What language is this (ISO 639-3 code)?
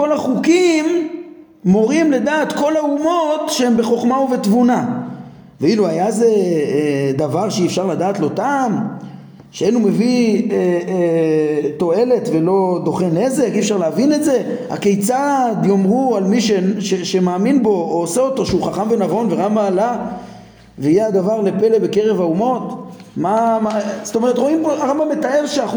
heb